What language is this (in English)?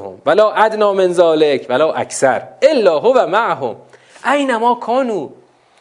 Persian